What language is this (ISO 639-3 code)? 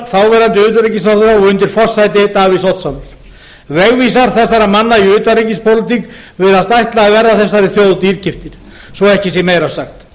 isl